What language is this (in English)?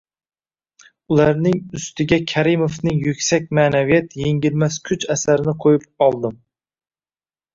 Uzbek